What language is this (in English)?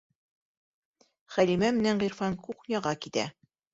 Bashkir